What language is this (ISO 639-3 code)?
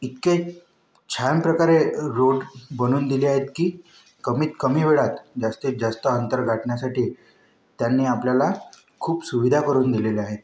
mar